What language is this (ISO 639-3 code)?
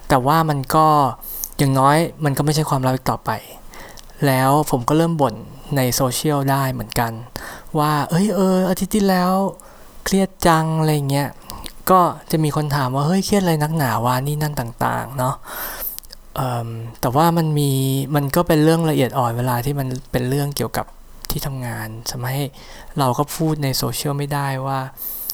tha